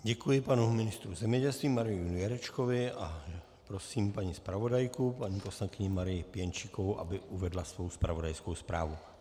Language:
Czech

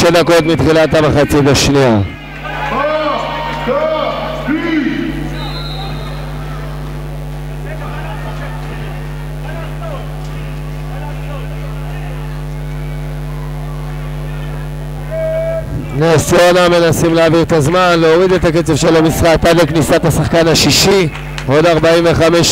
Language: Hebrew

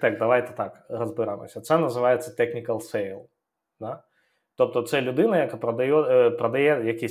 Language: Ukrainian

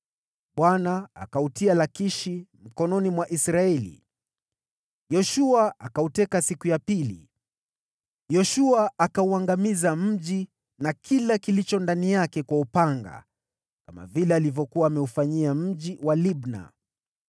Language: Swahili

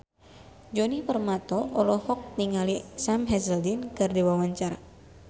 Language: Sundanese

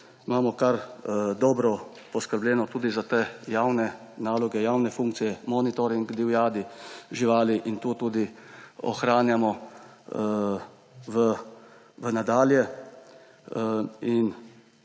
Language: Slovenian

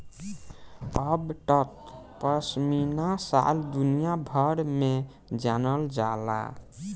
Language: Bhojpuri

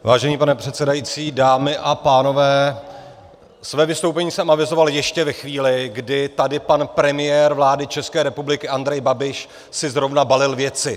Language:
Czech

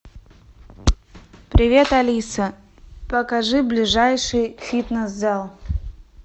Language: Russian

